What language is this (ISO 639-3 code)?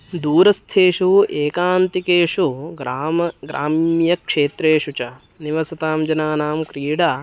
san